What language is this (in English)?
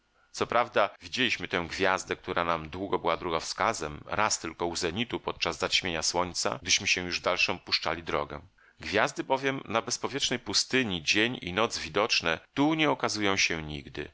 Polish